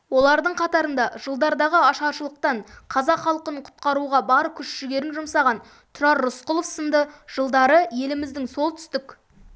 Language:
Kazakh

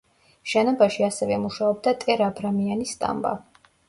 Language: Georgian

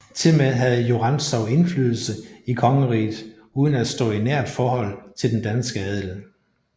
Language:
Danish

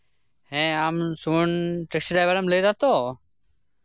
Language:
Santali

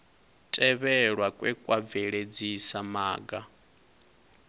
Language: Venda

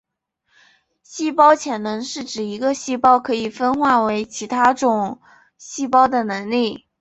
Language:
Chinese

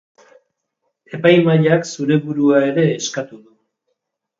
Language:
Basque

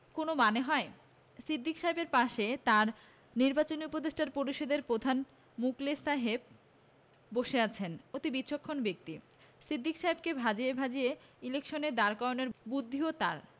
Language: Bangla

